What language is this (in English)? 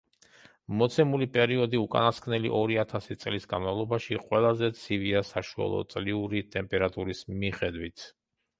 Georgian